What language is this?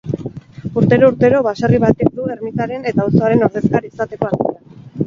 Basque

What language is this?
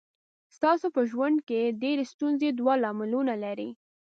Pashto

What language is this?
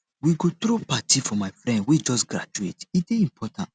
Nigerian Pidgin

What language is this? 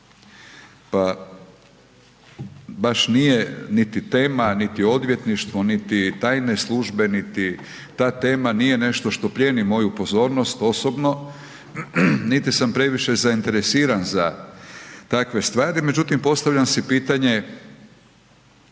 Croatian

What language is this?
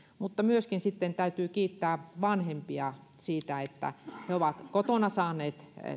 Finnish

